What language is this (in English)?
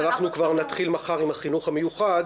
Hebrew